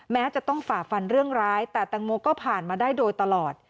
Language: Thai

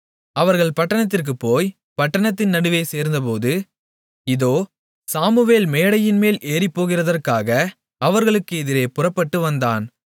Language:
Tamil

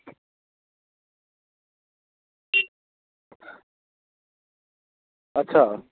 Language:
Dogri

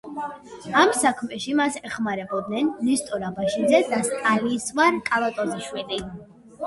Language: Georgian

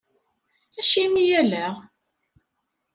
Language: Kabyle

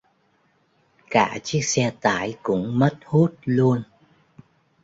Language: Vietnamese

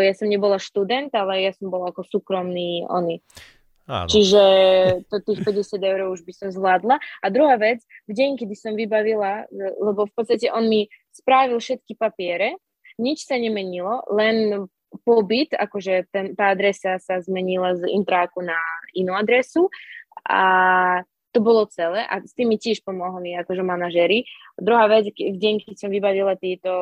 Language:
Slovak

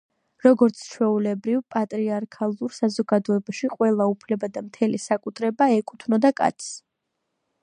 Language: Georgian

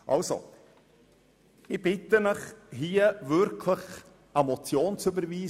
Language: Swiss German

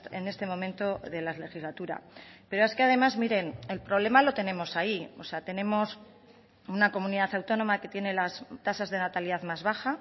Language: Spanish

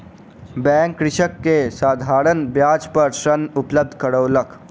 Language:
Maithili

